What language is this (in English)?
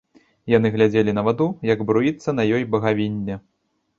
Belarusian